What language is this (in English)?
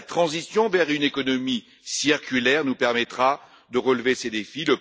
French